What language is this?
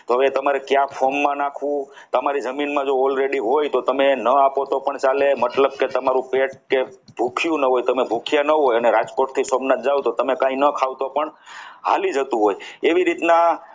Gujarati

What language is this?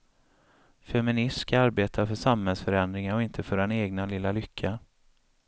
Swedish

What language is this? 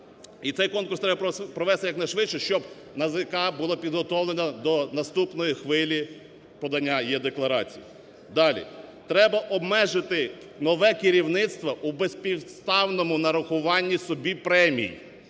Ukrainian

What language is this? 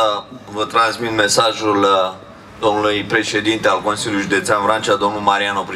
Romanian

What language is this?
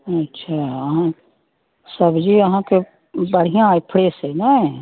Maithili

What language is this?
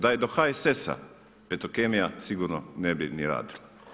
Croatian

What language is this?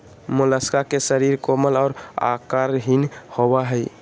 Magahi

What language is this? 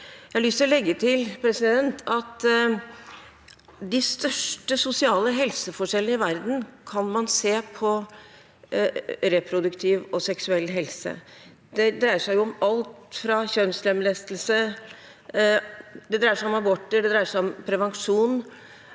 Norwegian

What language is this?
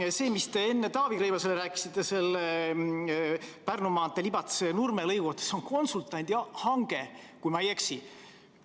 Estonian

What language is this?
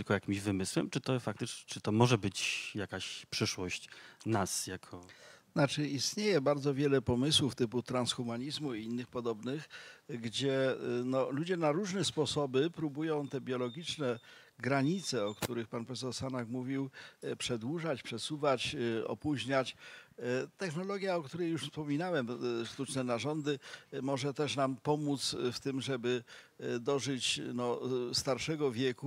Polish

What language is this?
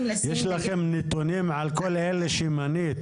Hebrew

